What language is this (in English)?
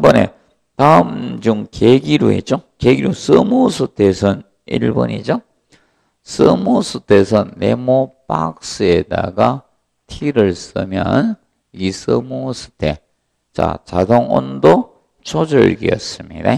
Korean